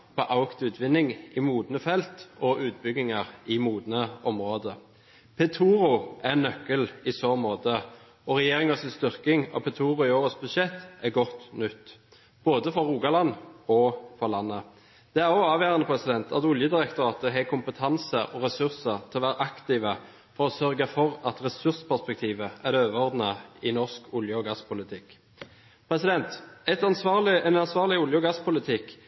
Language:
Norwegian Bokmål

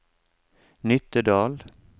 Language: Norwegian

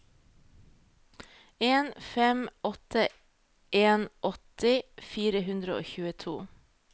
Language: Norwegian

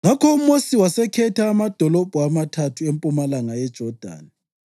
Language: North Ndebele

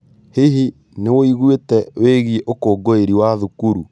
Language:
Kikuyu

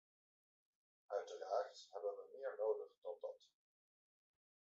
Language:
Dutch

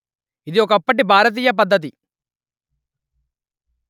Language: Telugu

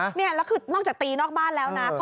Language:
Thai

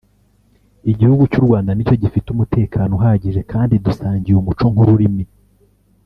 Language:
Kinyarwanda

